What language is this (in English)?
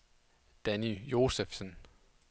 Danish